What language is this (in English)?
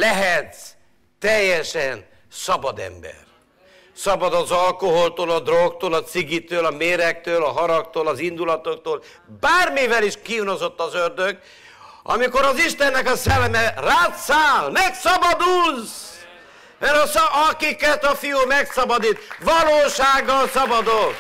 Hungarian